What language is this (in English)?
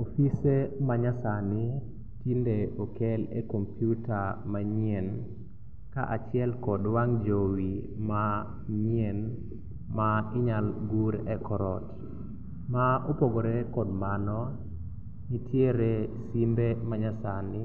Luo (Kenya and Tanzania)